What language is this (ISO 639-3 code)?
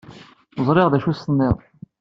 kab